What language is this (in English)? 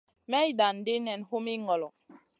Masana